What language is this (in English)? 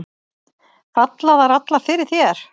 Icelandic